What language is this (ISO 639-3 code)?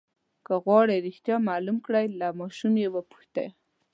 pus